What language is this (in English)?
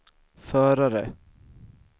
Swedish